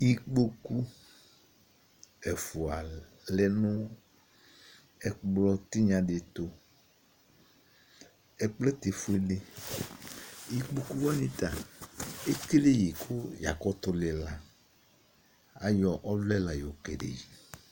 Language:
Ikposo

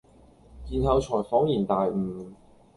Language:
Cantonese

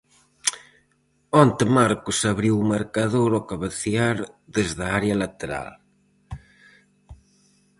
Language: Galician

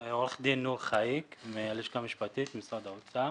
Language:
Hebrew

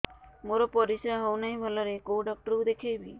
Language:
Odia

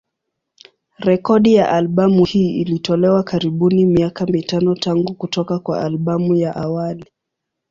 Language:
Swahili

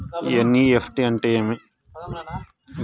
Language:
Telugu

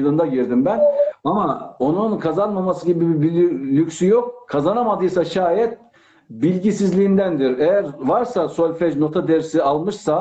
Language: Turkish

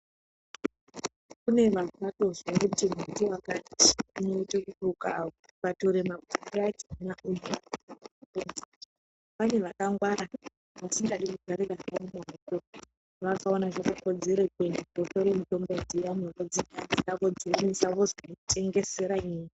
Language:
Ndau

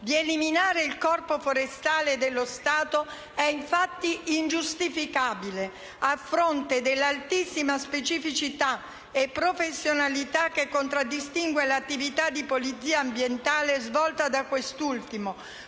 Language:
Italian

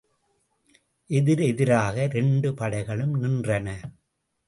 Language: Tamil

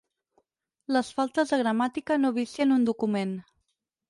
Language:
Catalan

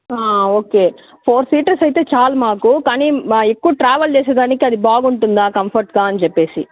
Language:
Telugu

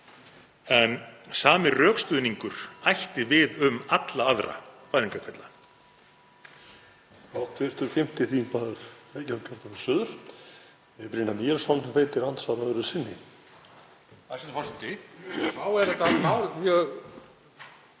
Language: Icelandic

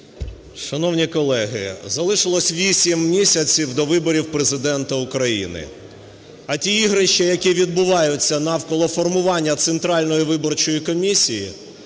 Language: Ukrainian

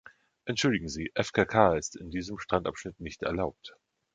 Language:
German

